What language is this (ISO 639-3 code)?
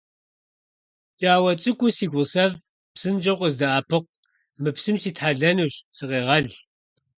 kbd